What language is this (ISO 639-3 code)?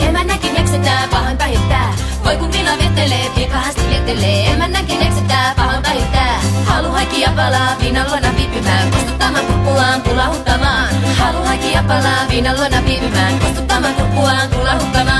fin